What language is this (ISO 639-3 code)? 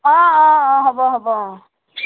asm